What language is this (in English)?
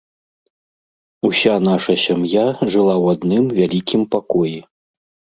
Belarusian